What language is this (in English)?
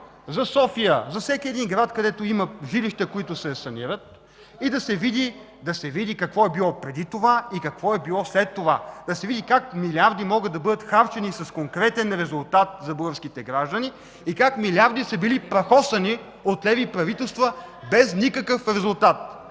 Bulgarian